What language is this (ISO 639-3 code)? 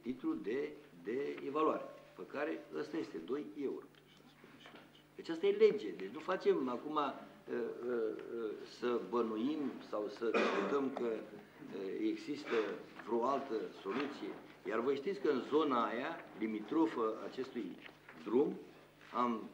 ron